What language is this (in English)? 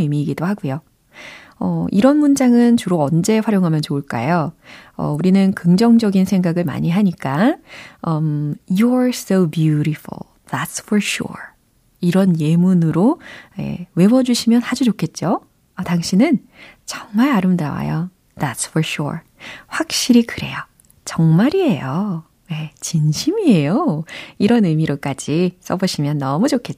Korean